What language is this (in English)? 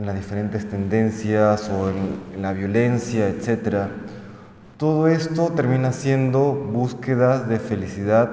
Spanish